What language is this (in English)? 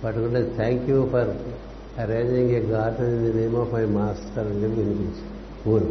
Telugu